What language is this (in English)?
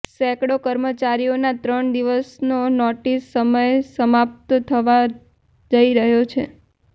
Gujarati